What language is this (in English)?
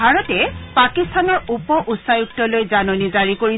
Assamese